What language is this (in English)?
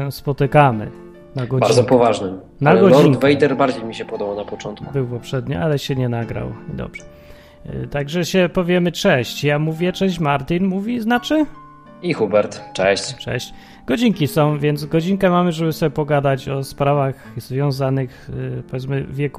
Polish